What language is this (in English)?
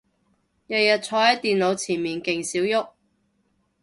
Cantonese